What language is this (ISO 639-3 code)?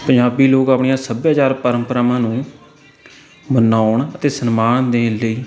pan